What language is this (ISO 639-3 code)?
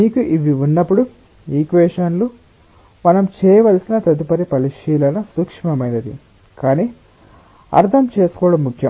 tel